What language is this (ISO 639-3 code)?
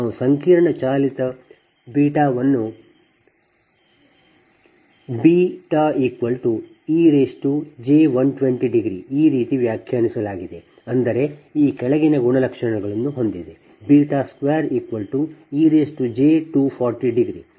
kan